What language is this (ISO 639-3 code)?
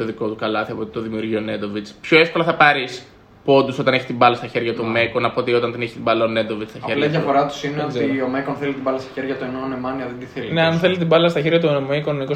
ell